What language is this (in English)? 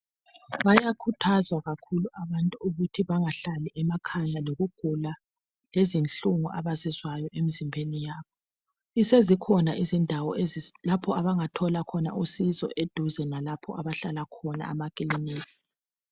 North Ndebele